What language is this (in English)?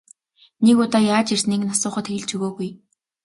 Mongolian